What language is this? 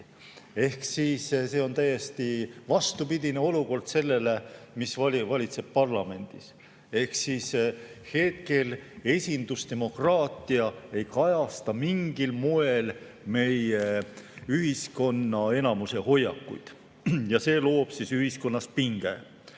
Estonian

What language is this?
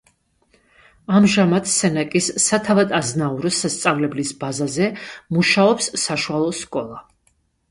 Georgian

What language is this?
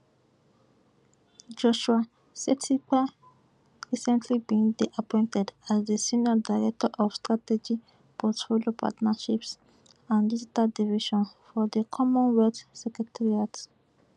Nigerian Pidgin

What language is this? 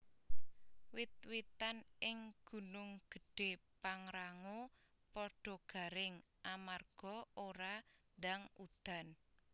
Javanese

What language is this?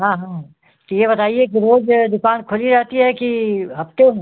Hindi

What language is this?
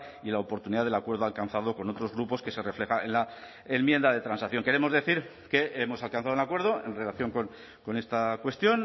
Spanish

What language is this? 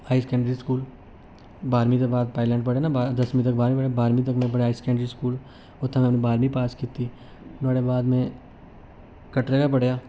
Dogri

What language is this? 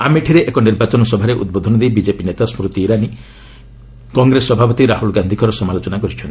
Odia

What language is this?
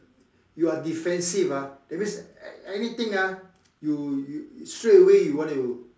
English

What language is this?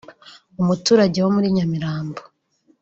Kinyarwanda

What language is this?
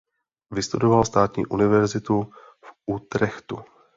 Czech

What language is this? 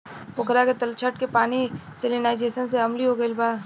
Bhojpuri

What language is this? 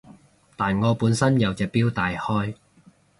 Cantonese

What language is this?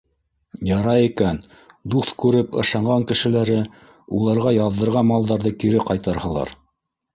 Bashkir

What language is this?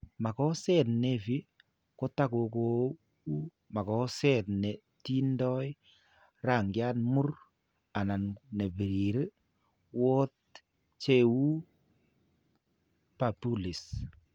Kalenjin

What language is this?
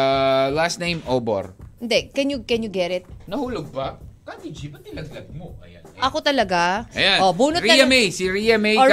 Filipino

